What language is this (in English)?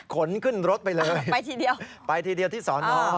Thai